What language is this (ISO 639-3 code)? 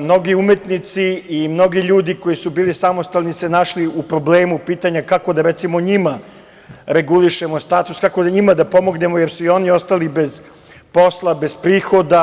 srp